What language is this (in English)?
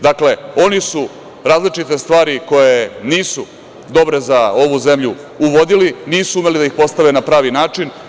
Serbian